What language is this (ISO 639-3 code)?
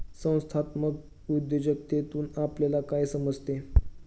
mar